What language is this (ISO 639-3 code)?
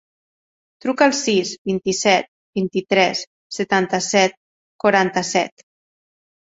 cat